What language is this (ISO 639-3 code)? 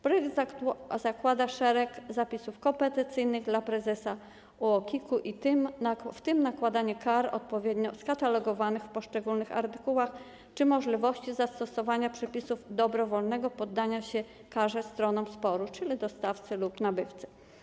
pol